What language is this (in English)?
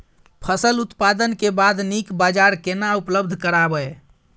Maithili